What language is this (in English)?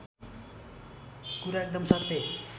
Nepali